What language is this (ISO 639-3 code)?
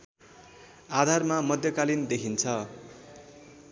nep